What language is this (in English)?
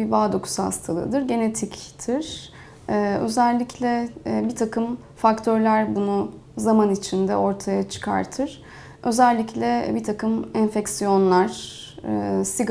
Turkish